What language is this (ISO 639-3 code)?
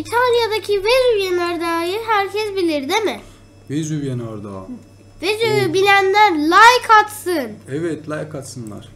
tur